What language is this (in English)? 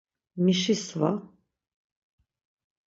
Laz